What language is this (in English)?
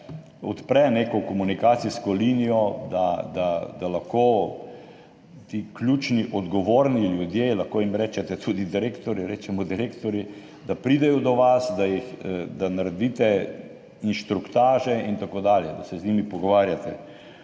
Slovenian